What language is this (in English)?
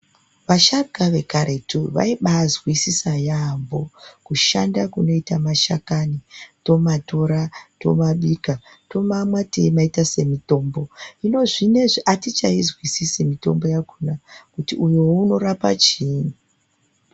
Ndau